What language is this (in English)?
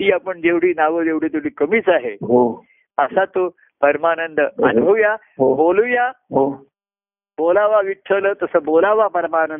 Marathi